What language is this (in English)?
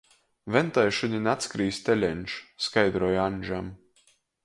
Latgalian